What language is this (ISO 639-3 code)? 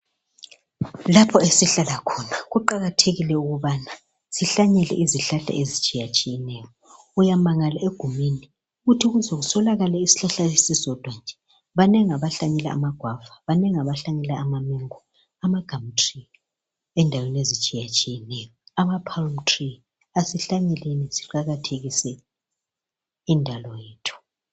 nde